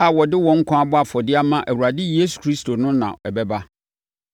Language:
Akan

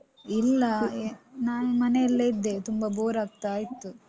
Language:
Kannada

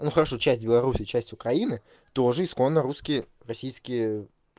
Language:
Russian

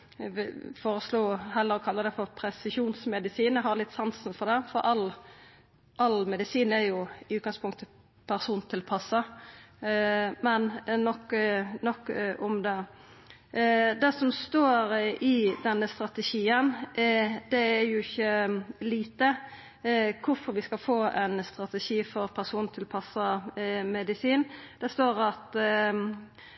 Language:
Norwegian Nynorsk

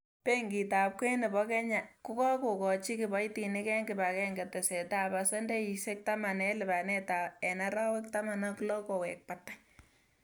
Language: Kalenjin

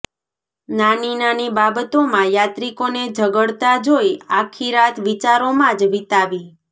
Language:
Gujarati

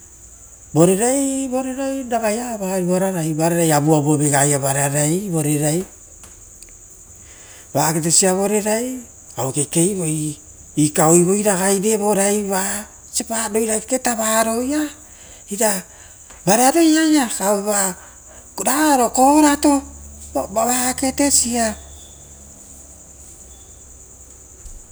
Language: Rotokas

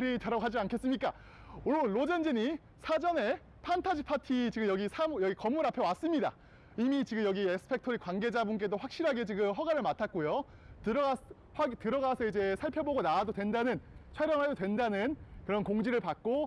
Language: Korean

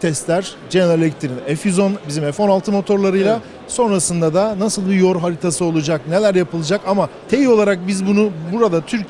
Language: Turkish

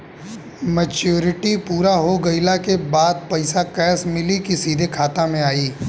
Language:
Bhojpuri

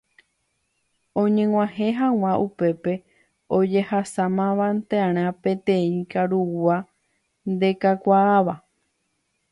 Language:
Guarani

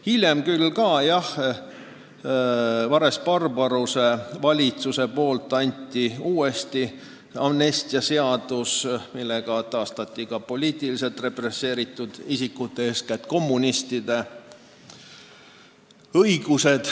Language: Estonian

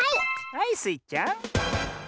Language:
Japanese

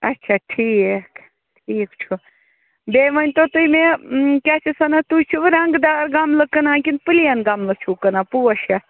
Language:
Kashmiri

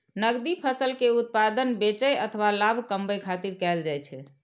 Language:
Maithili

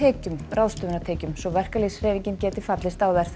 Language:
Icelandic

